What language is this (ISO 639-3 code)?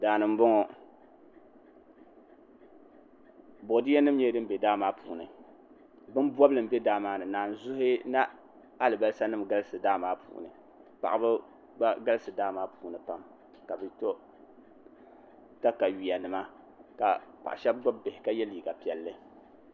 dag